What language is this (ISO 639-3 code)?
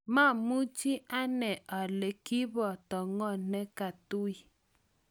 kln